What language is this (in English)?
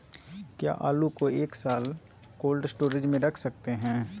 Magahi